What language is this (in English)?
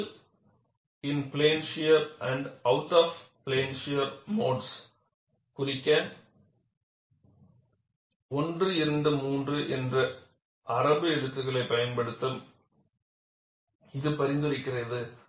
Tamil